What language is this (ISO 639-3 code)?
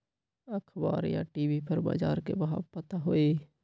mag